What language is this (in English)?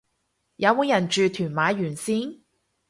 Cantonese